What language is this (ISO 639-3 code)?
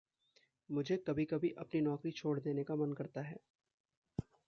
hin